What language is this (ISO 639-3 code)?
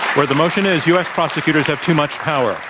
eng